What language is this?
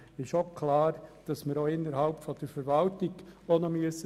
Swiss German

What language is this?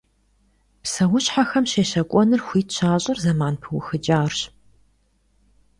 Kabardian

